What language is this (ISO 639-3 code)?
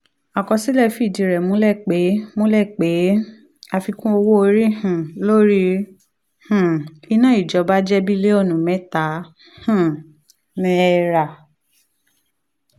yor